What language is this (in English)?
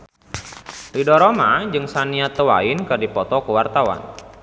Sundanese